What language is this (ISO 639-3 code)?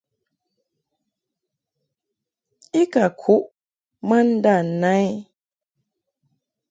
mhk